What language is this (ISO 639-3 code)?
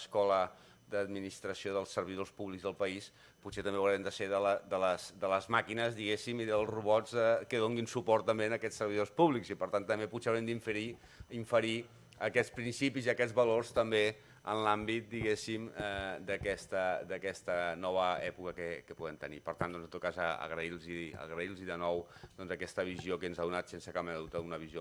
cat